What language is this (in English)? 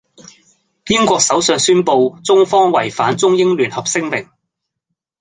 Cantonese